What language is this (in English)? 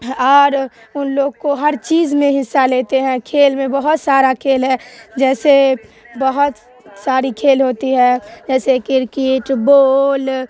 Urdu